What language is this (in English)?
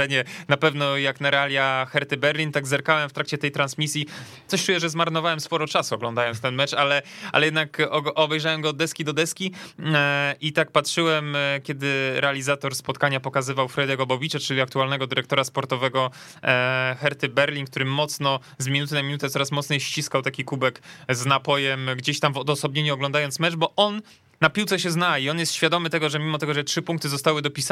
Polish